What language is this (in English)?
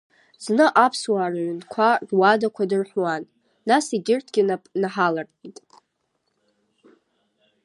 Abkhazian